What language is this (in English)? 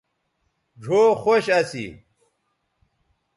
Bateri